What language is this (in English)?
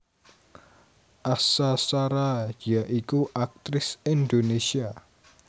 Javanese